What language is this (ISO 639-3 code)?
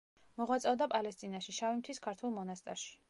kat